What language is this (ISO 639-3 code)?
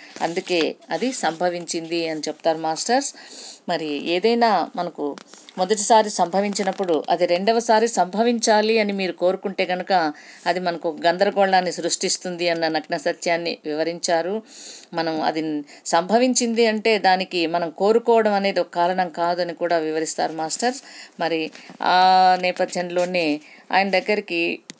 tel